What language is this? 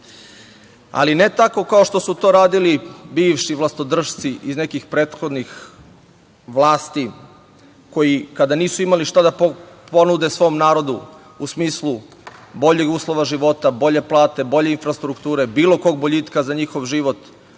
Serbian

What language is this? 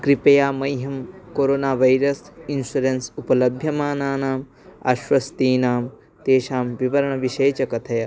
Sanskrit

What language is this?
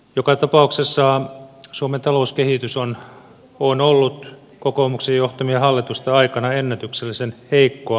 Finnish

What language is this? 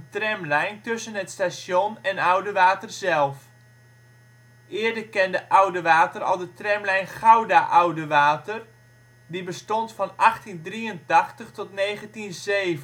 Dutch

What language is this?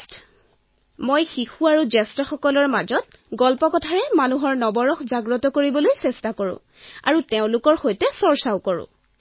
Assamese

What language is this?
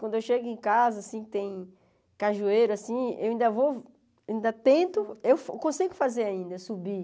Portuguese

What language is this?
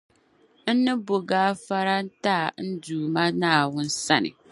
Dagbani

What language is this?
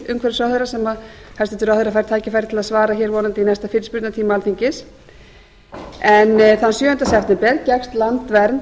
Icelandic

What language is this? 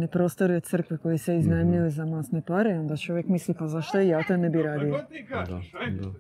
Croatian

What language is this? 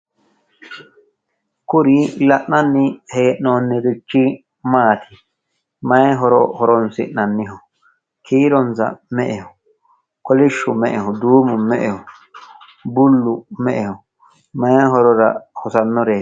Sidamo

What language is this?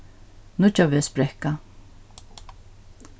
Faroese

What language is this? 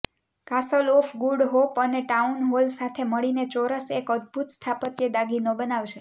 Gujarati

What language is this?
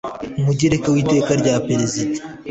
Kinyarwanda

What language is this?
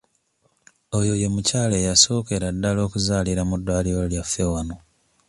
Ganda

